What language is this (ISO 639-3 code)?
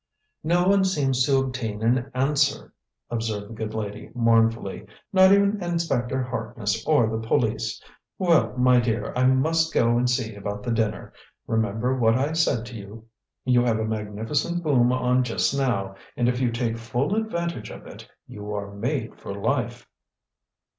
eng